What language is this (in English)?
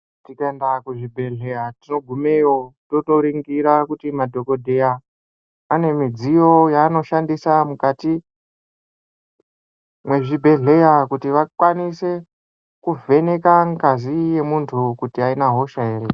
Ndau